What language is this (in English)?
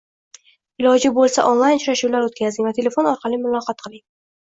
Uzbek